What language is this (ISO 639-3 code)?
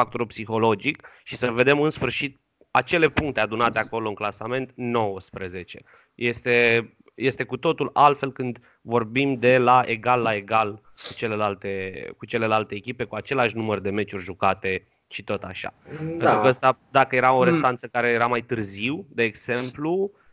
ron